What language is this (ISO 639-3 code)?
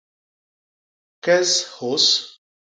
bas